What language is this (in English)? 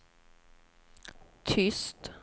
Swedish